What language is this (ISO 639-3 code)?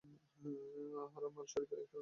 ben